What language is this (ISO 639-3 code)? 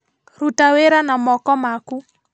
kik